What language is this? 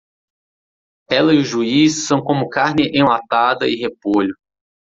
Portuguese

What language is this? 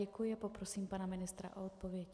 Czech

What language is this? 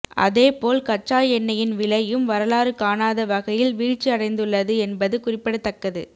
Tamil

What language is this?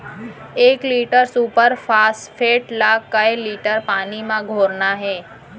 Chhattisgarhi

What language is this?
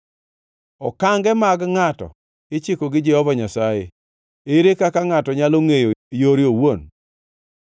Luo (Kenya and Tanzania)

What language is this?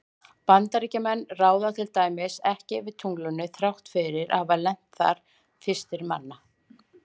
Icelandic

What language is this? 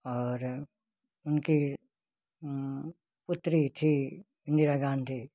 Hindi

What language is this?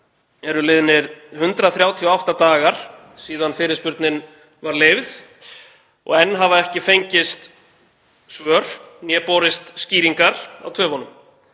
Icelandic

